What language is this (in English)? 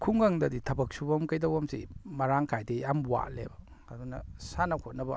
Manipuri